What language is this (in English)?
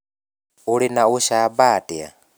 Kikuyu